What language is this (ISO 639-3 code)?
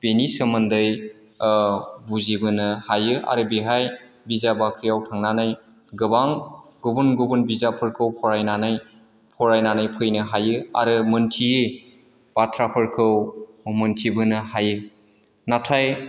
brx